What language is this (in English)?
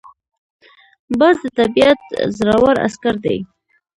Pashto